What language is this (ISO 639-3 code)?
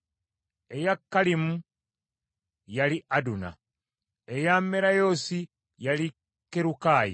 lug